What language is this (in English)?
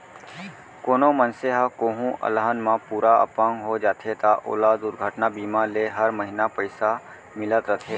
Chhattisgarhi